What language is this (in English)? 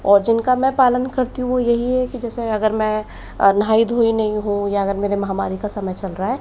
Hindi